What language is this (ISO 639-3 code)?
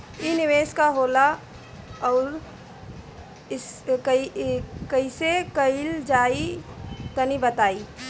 bho